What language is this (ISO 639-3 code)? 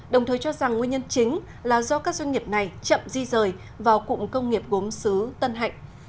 vie